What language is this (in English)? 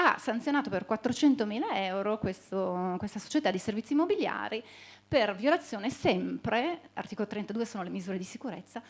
Italian